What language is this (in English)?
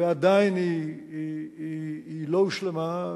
Hebrew